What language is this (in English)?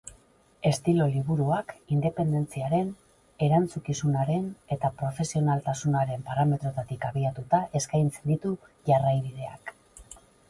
Basque